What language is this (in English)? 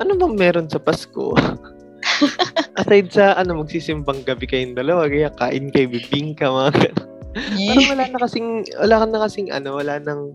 Filipino